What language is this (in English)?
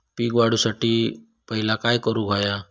Marathi